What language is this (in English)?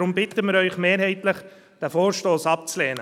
Swiss German